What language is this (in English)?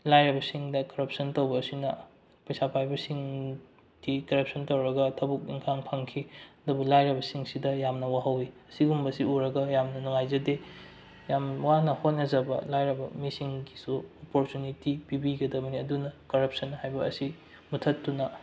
Manipuri